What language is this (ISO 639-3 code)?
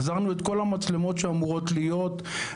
heb